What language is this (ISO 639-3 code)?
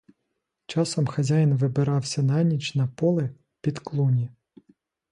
ukr